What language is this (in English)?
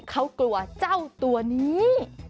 Thai